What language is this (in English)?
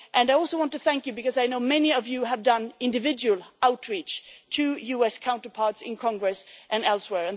English